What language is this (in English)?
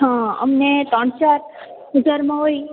Gujarati